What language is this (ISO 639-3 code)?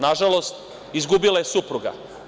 srp